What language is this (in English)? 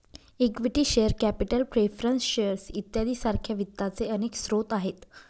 Marathi